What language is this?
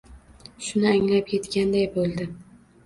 Uzbek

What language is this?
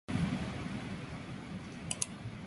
Uzbek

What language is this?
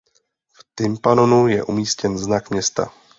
Czech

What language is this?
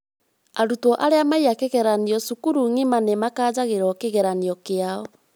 Kikuyu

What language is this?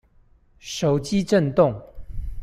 Chinese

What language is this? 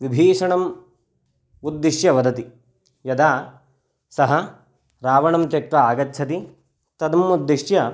Sanskrit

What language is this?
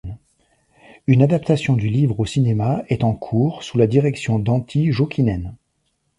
French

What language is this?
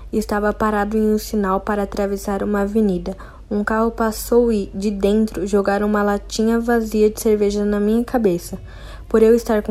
Portuguese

